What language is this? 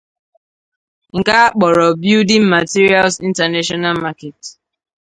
Igbo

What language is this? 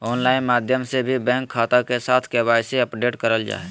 Magahi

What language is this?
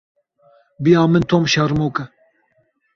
Kurdish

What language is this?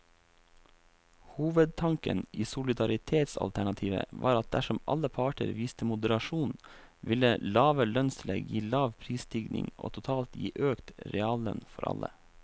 Norwegian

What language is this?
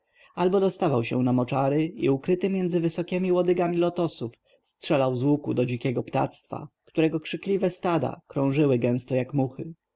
Polish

